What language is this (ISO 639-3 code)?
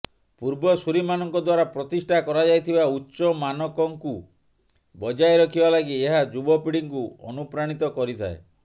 ori